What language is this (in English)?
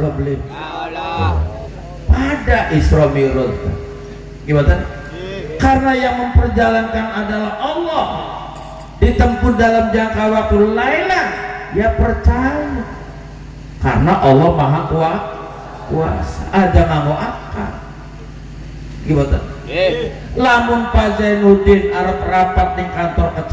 Indonesian